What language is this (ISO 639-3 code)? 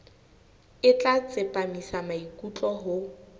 sot